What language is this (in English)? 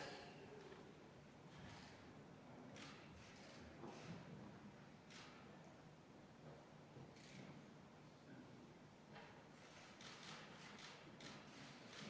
Estonian